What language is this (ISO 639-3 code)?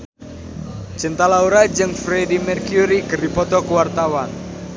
sun